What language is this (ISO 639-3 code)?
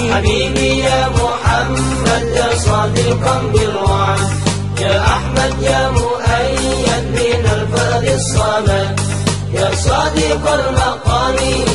ara